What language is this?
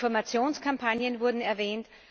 German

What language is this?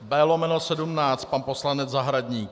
Czech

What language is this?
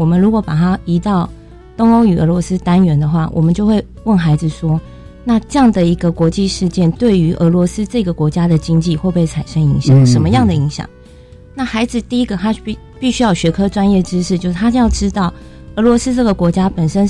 Chinese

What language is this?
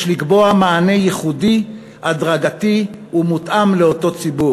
Hebrew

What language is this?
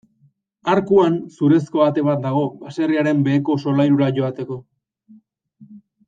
Basque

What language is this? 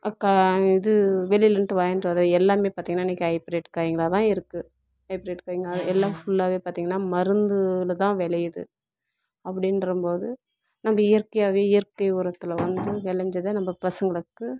Tamil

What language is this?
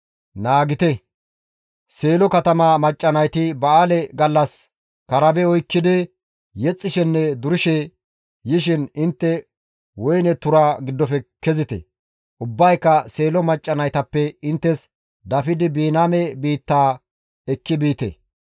Gamo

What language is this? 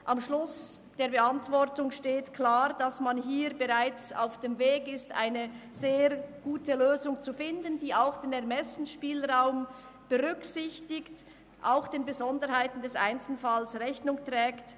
Swiss German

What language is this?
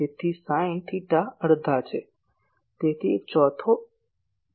Gujarati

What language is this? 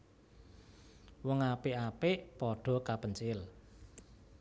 Javanese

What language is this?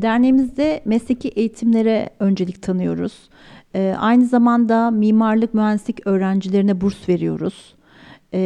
Turkish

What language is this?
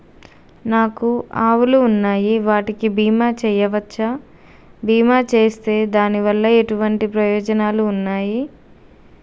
Telugu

